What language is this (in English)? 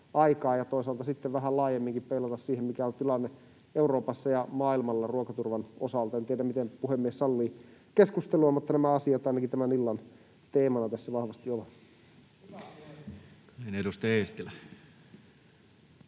Finnish